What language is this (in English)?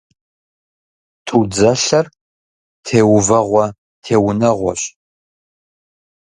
Kabardian